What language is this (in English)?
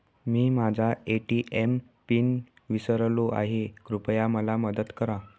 Marathi